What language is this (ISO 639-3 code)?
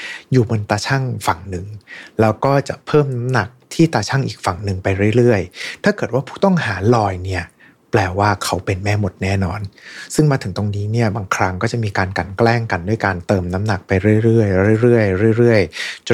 tha